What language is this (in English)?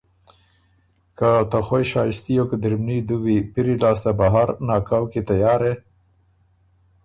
Ormuri